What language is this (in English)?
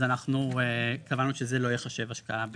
Hebrew